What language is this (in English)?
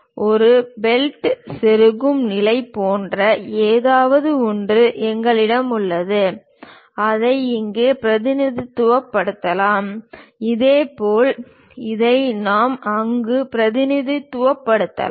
Tamil